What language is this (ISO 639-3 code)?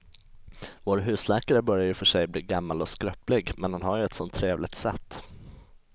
swe